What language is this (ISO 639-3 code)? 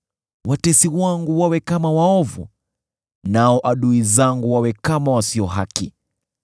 swa